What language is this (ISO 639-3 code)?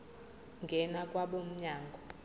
zul